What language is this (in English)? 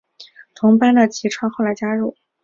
Chinese